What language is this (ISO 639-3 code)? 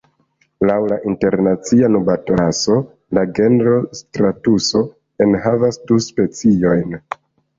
epo